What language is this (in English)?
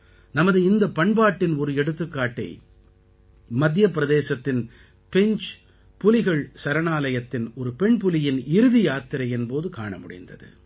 Tamil